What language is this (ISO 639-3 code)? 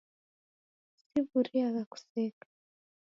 dav